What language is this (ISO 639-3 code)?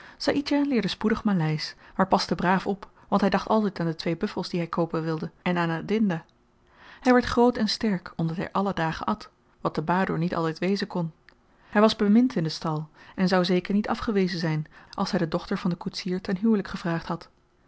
nld